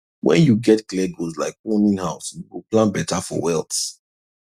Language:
Nigerian Pidgin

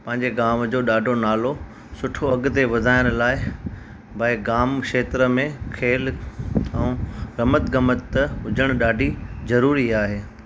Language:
Sindhi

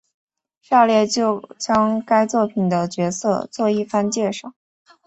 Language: Chinese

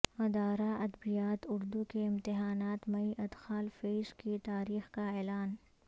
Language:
Urdu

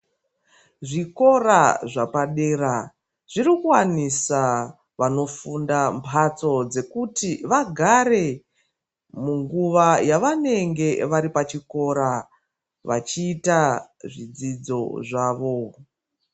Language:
Ndau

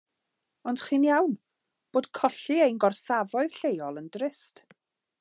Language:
Welsh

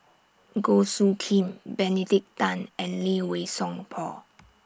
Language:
English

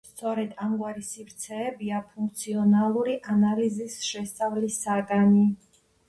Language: Georgian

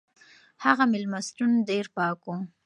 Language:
Pashto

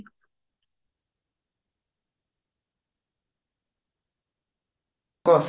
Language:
Odia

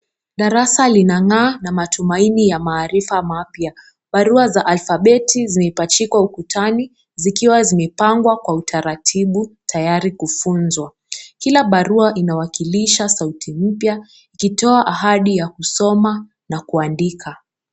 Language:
Swahili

